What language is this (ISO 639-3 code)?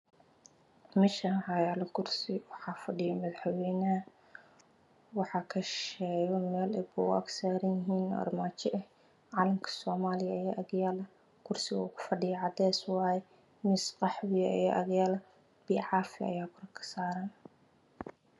som